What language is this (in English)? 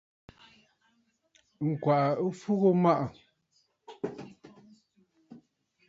Bafut